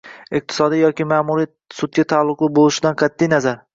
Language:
Uzbek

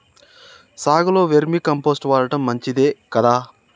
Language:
Telugu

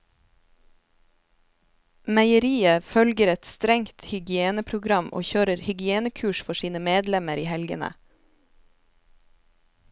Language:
Norwegian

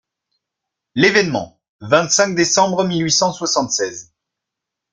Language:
French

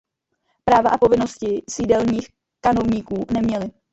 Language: Czech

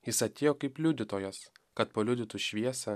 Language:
Lithuanian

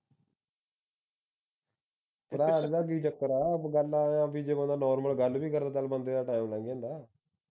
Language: Punjabi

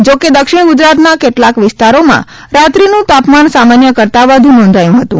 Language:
Gujarati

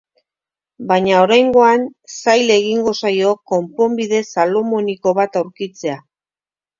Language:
Basque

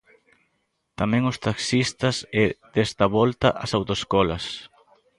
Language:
Galician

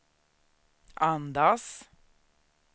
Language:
Swedish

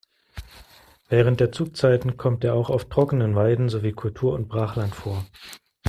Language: German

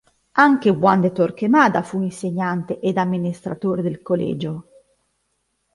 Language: Italian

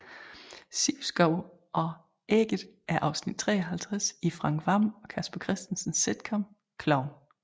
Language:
Danish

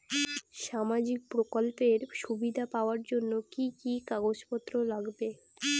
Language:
Bangla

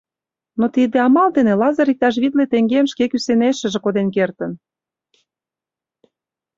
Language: Mari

